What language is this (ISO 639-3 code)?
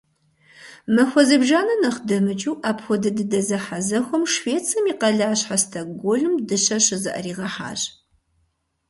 kbd